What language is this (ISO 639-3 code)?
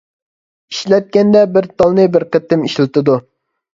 uig